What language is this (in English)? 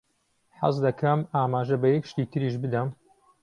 Central Kurdish